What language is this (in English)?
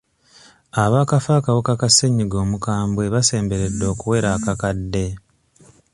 Ganda